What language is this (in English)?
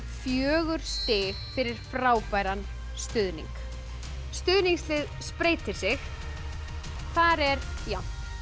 Icelandic